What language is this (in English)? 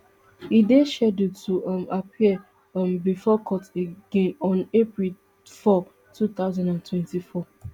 Nigerian Pidgin